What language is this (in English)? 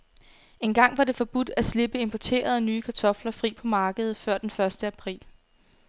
Danish